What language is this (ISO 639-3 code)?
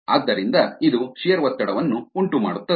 kan